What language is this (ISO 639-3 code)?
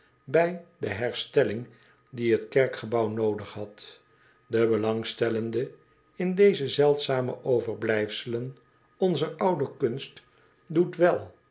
nld